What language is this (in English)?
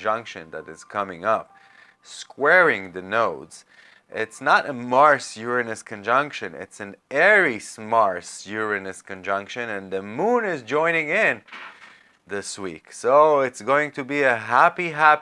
English